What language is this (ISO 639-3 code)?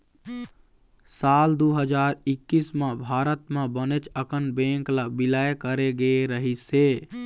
hne